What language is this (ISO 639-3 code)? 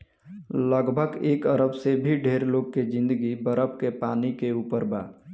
bho